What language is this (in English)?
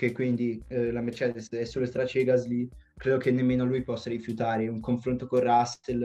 Italian